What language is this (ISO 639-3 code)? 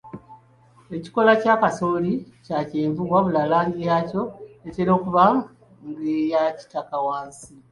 lug